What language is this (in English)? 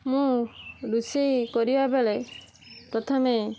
Odia